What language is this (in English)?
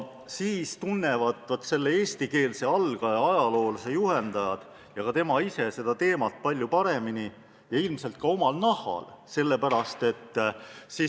Estonian